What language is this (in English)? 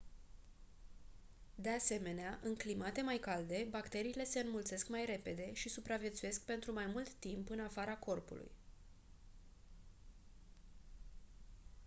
Romanian